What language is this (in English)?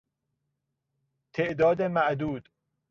Persian